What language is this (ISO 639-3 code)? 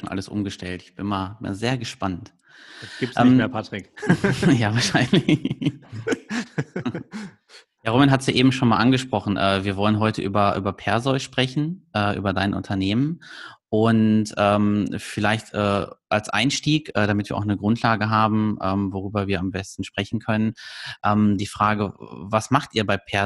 deu